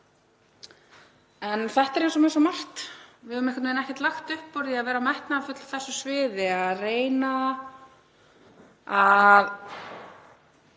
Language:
Icelandic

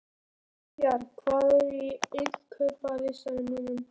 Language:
Icelandic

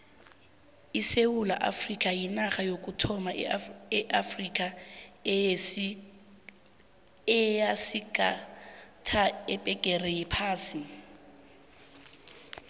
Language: South Ndebele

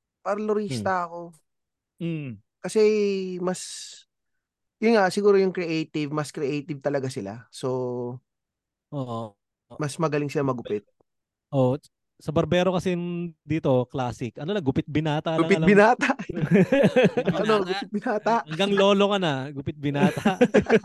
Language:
Filipino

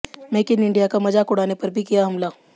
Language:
Hindi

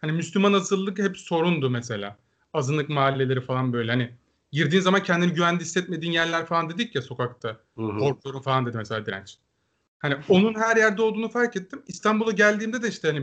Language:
Turkish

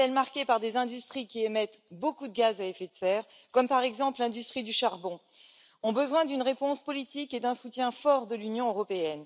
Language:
French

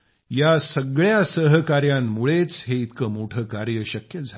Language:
Marathi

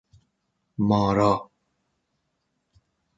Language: Persian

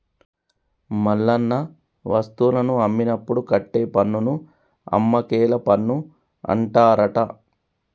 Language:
Telugu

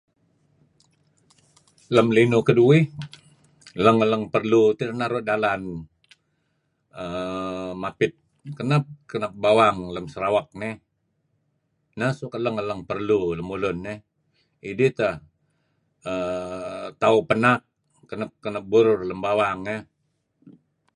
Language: Kelabit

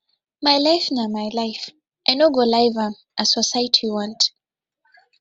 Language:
Nigerian Pidgin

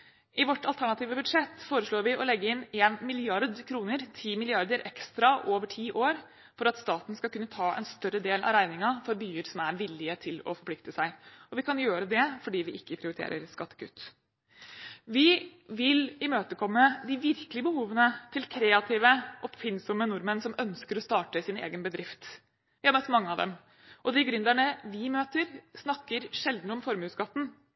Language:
Norwegian Bokmål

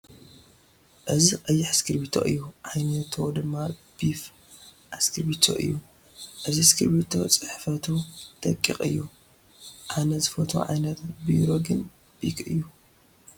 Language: Tigrinya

